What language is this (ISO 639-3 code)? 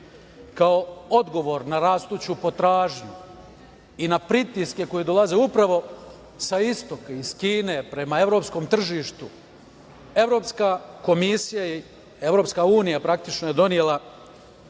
srp